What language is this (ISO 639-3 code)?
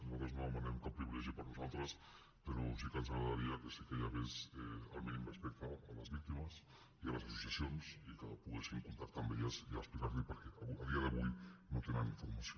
cat